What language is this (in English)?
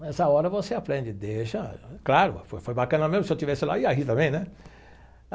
Portuguese